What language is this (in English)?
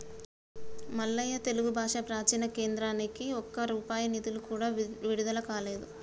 Telugu